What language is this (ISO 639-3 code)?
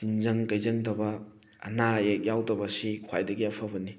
mni